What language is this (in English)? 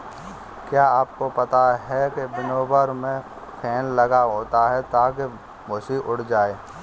Hindi